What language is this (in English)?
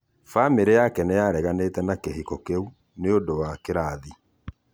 Kikuyu